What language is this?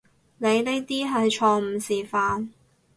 Cantonese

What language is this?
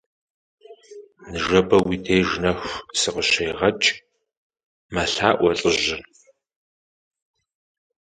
Kabardian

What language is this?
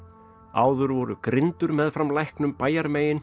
Icelandic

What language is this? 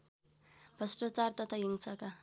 Nepali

